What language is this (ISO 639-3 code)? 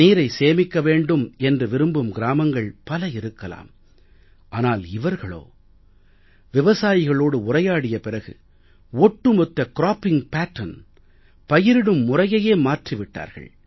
tam